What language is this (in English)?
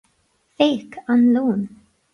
Irish